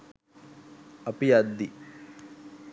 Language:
Sinhala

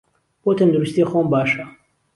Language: Central Kurdish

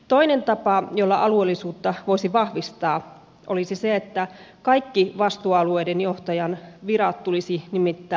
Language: Finnish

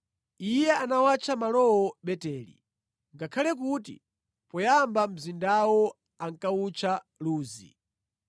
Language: Nyanja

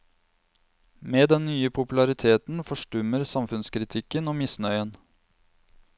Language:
Norwegian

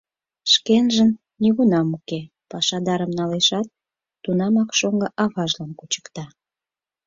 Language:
Mari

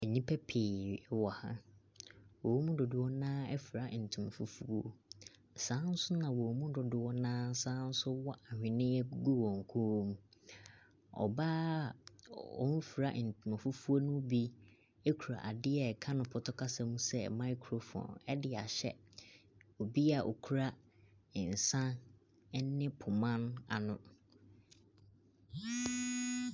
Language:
Akan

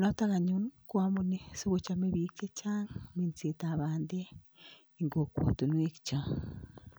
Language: Kalenjin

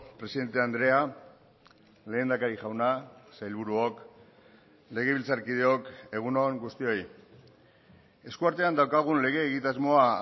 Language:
Basque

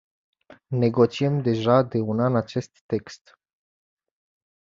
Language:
Romanian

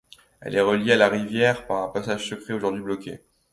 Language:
French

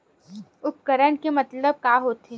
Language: Chhattisgarhi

